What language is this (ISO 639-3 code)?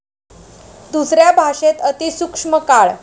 mar